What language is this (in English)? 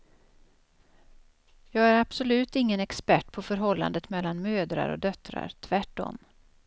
Swedish